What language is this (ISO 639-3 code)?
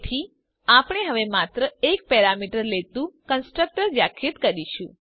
guj